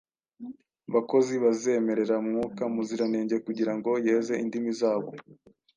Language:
Kinyarwanda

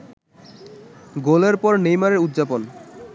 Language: Bangla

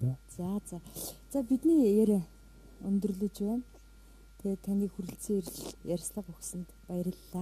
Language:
Russian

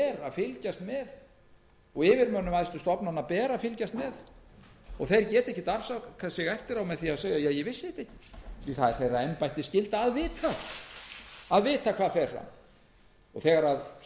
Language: Icelandic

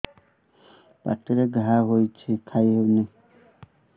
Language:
Odia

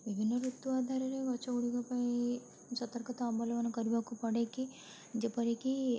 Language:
Odia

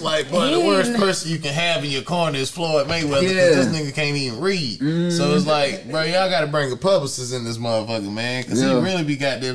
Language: English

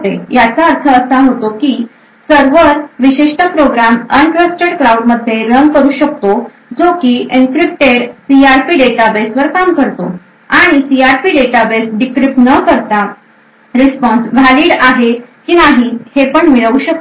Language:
Marathi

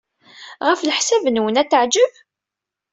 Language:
Kabyle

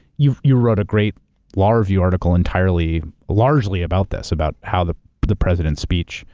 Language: English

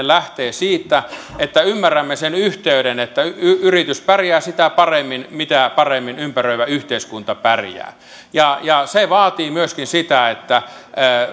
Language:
Finnish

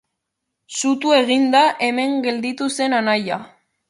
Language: Basque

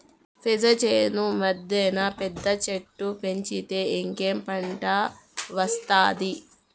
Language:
Telugu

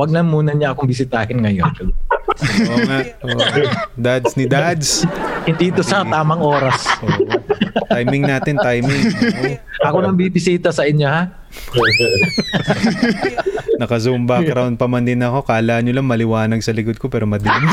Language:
Filipino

